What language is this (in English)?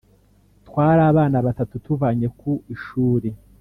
Kinyarwanda